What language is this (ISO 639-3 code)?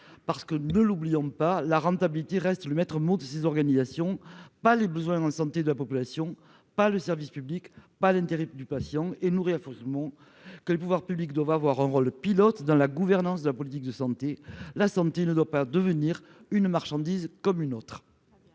fra